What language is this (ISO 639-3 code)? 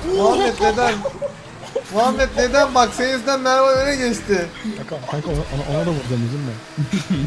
tur